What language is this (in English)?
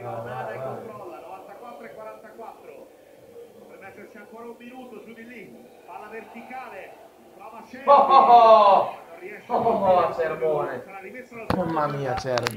Italian